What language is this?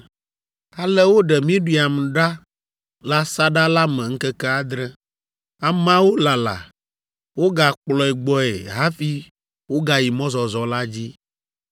Ewe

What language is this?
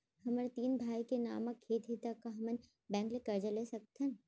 Chhattisgarhi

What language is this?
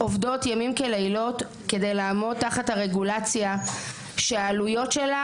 Hebrew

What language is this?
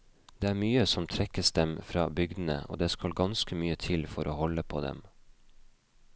Norwegian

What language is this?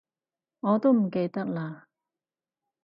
Cantonese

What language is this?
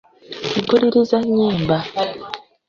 Ganda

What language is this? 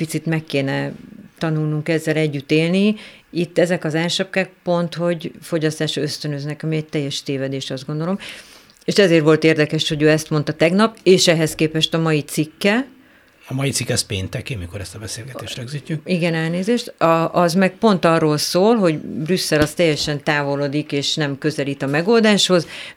Hungarian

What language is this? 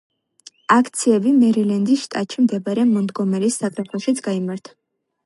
Georgian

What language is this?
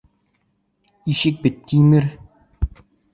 Bashkir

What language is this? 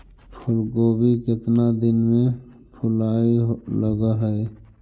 Magahi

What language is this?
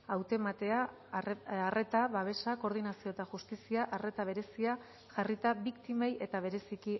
Basque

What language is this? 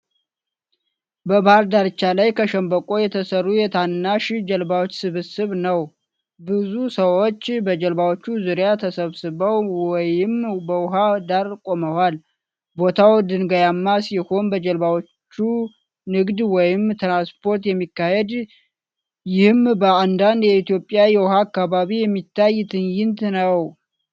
Amharic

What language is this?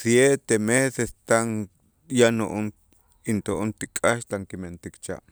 Itzá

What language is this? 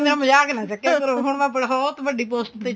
Punjabi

